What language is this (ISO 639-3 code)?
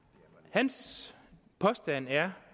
dan